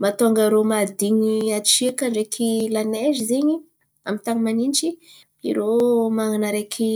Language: Antankarana Malagasy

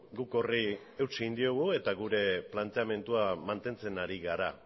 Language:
Basque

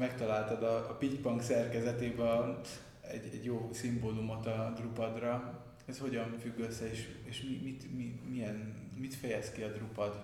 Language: Hungarian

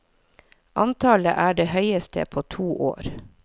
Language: Norwegian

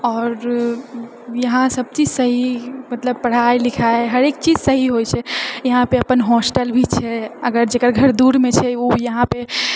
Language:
Maithili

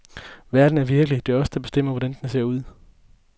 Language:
Danish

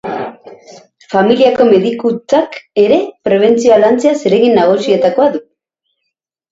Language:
Basque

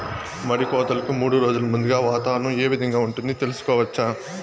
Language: Telugu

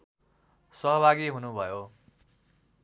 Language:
Nepali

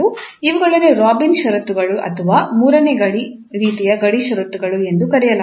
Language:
Kannada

